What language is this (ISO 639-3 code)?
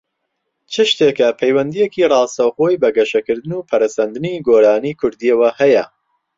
ckb